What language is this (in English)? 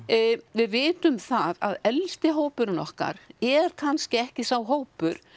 Icelandic